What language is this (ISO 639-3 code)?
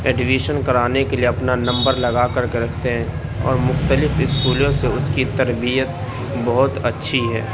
urd